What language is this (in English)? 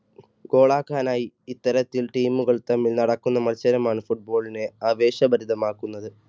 Malayalam